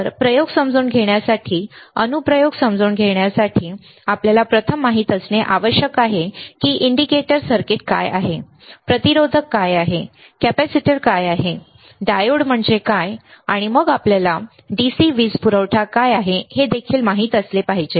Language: Marathi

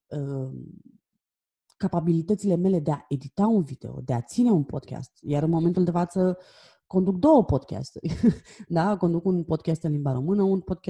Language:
Romanian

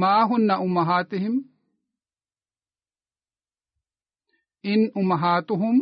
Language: Swahili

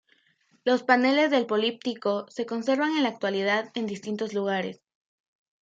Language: Spanish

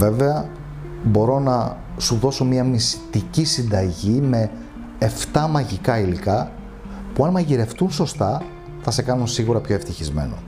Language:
Greek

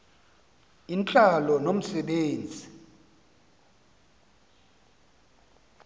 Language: Xhosa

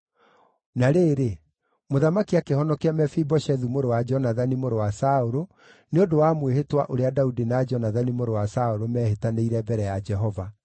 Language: Kikuyu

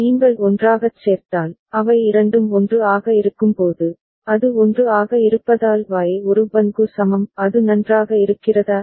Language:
Tamil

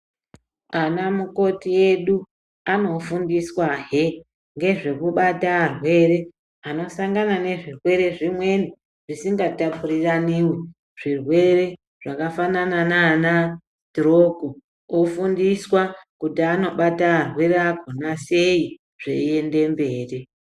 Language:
Ndau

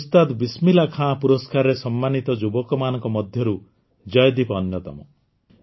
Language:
Odia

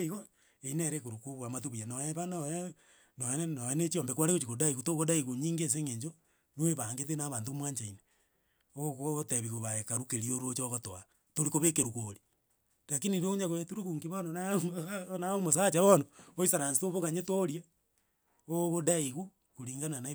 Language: Gusii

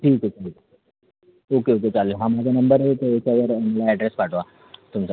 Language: Marathi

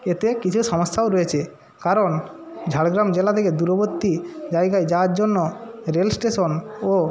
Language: Bangla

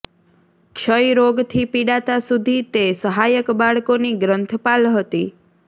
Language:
Gujarati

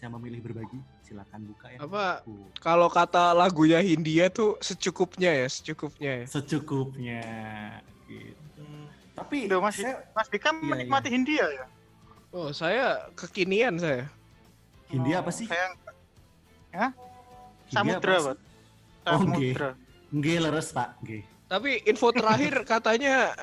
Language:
Indonesian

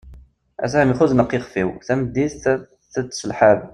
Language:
Kabyle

